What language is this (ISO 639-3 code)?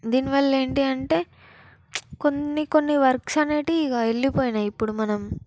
tel